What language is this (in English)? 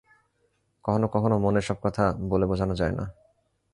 Bangla